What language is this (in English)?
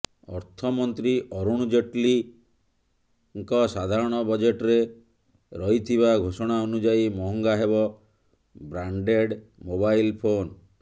Odia